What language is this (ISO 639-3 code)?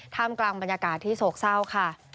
tha